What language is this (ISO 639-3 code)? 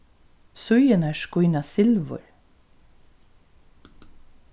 fao